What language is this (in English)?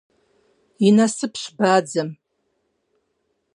Kabardian